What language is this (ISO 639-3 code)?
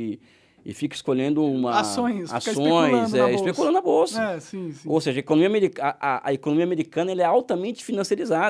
por